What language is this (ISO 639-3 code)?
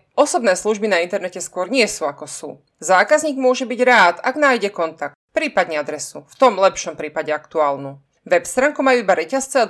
slk